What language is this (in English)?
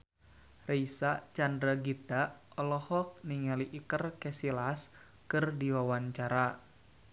Sundanese